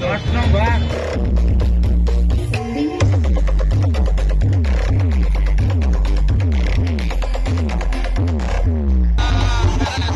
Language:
Thai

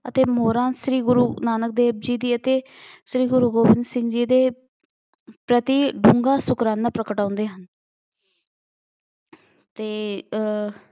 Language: Punjabi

